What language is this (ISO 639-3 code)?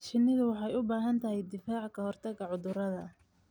som